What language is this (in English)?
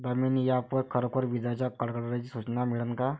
Marathi